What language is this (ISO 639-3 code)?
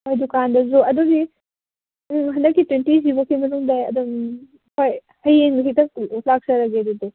mni